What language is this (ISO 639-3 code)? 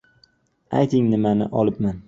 uzb